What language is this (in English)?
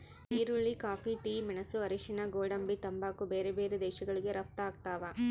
Kannada